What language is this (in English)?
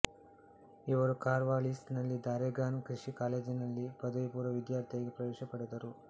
Kannada